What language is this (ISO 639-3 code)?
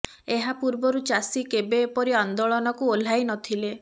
ori